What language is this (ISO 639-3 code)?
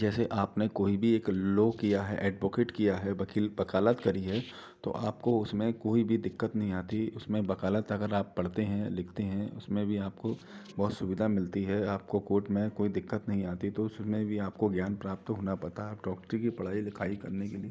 hin